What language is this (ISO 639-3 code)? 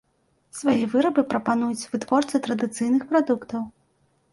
bel